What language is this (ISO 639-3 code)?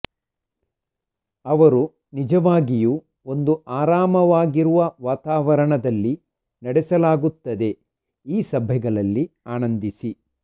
kan